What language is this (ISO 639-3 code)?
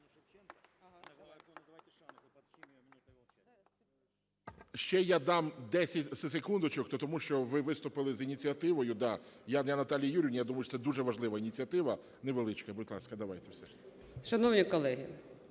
ukr